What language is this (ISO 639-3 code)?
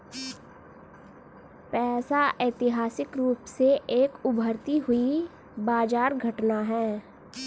hin